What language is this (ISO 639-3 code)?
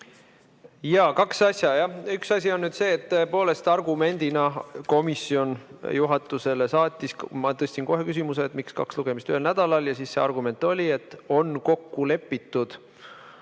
est